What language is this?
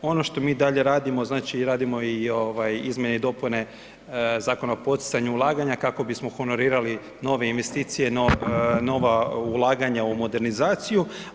Croatian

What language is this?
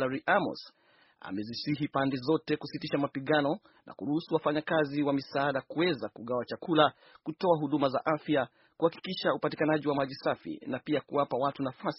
Swahili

